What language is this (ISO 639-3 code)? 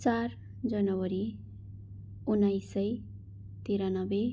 nep